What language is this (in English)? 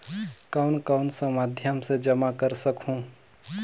Chhattisgarhi